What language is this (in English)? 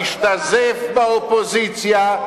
Hebrew